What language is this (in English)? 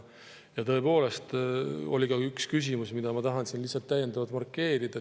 Estonian